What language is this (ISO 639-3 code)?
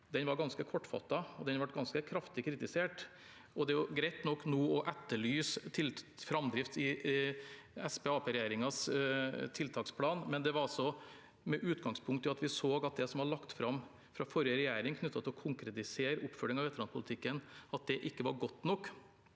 nor